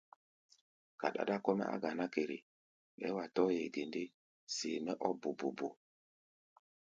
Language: Gbaya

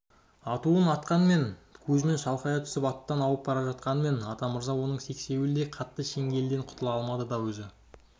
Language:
Kazakh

